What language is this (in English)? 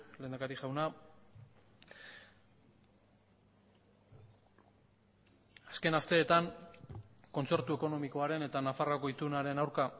Basque